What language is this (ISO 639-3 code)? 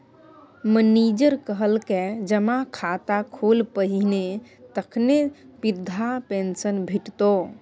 mai